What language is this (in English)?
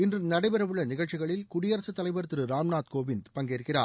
Tamil